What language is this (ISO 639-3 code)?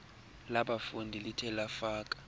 xho